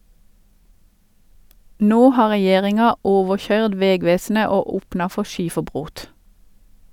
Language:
Norwegian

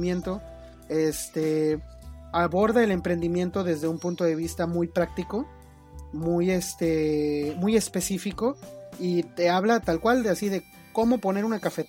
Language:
Spanish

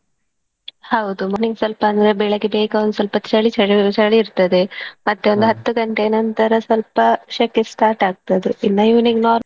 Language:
Kannada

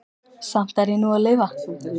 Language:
Icelandic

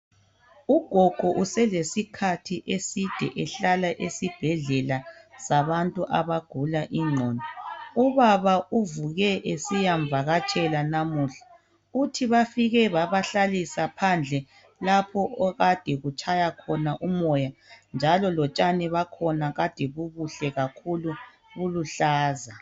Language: North Ndebele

